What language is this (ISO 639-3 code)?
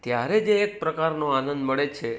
guj